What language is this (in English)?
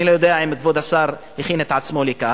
Hebrew